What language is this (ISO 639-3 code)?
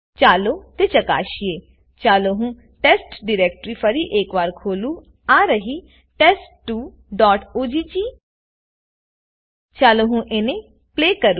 guj